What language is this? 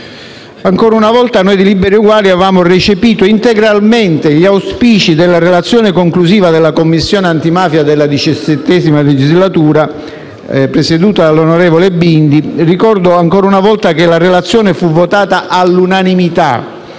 Italian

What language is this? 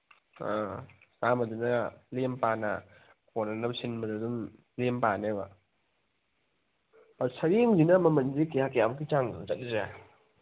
Manipuri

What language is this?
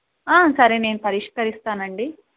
Telugu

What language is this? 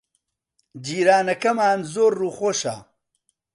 Central Kurdish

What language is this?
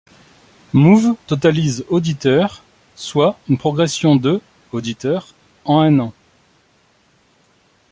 French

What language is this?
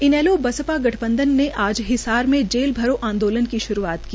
Hindi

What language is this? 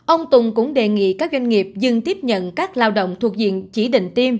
Vietnamese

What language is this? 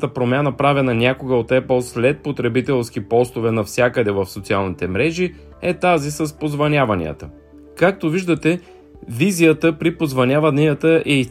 Bulgarian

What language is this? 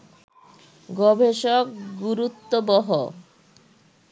Bangla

